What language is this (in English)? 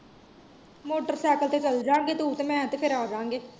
Punjabi